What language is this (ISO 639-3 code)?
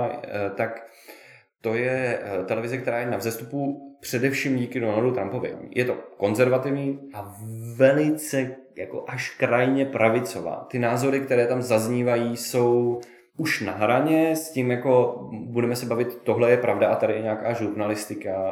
ces